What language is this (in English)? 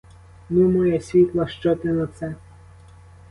Ukrainian